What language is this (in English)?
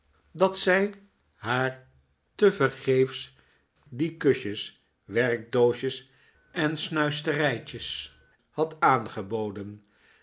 Dutch